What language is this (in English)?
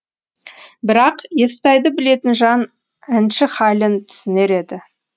Kazakh